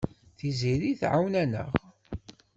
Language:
Kabyle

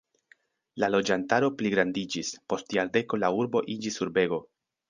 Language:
Esperanto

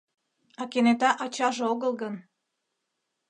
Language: Mari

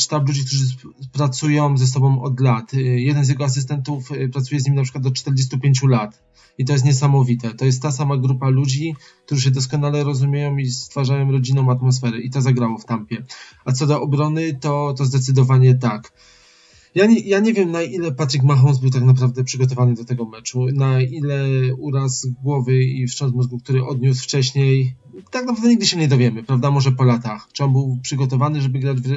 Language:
Polish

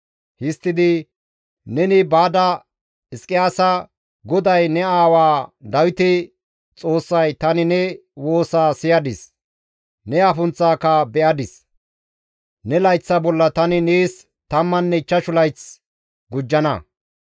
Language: Gamo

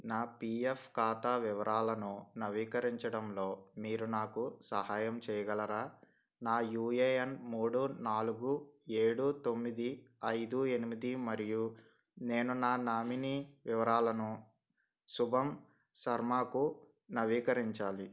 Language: Telugu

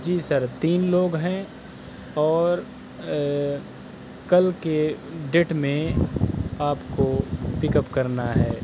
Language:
Urdu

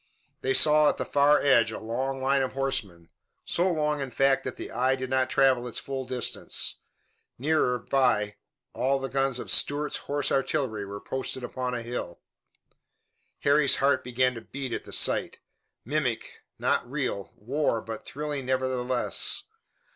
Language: English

